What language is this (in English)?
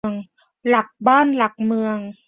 Thai